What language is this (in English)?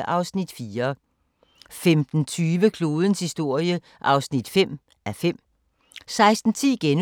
Danish